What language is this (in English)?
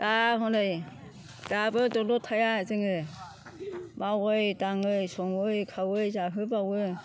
Bodo